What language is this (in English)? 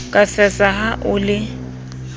Southern Sotho